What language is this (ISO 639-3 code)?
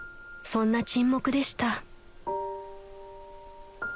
jpn